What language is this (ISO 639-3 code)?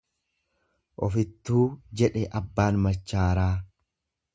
orm